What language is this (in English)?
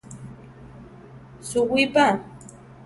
Central Tarahumara